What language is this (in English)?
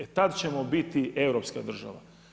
Croatian